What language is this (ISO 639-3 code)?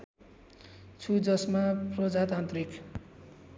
nep